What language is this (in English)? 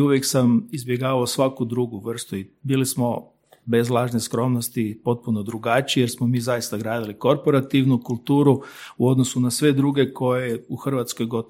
Croatian